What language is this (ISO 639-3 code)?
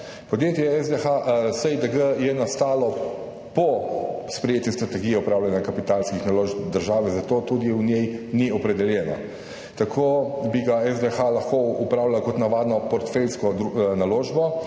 slv